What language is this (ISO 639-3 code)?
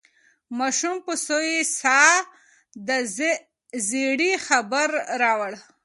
pus